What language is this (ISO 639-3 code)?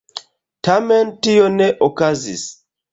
epo